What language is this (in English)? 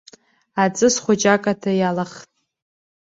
Abkhazian